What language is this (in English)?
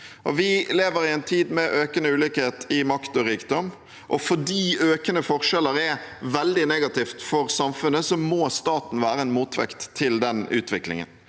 Norwegian